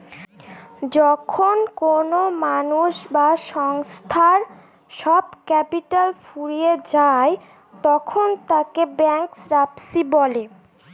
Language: Bangla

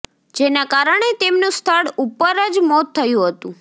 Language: Gujarati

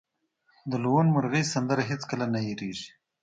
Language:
Pashto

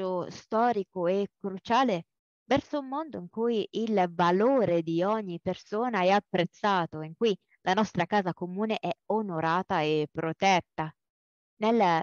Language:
Italian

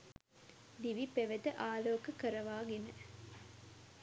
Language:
Sinhala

